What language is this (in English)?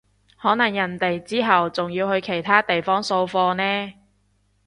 Cantonese